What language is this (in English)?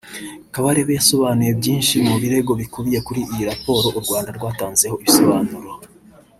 Kinyarwanda